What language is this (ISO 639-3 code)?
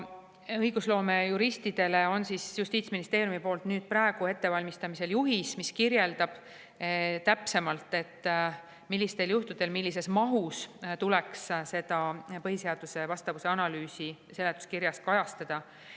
est